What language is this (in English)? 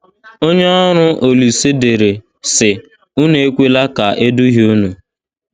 Igbo